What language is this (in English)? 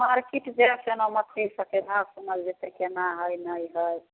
Maithili